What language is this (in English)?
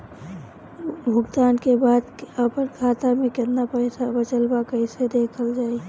Bhojpuri